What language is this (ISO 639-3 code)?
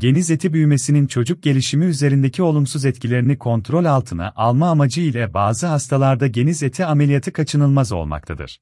tur